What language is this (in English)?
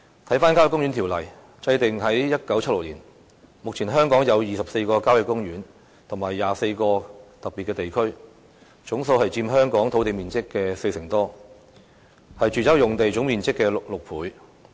Cantonese